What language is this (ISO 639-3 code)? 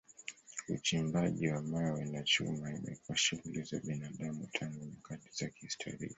swa